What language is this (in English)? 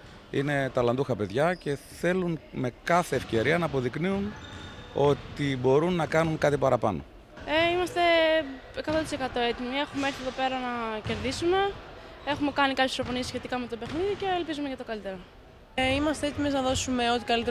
Greek